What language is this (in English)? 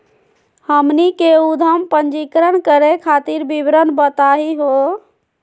Magahi